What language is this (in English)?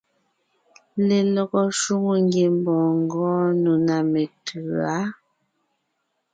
Ngiemboon